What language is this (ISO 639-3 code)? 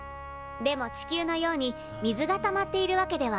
jpn